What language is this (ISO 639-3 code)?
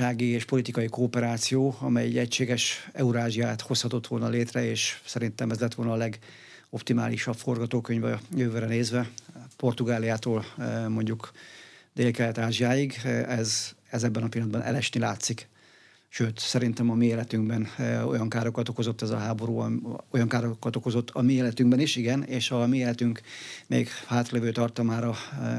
hun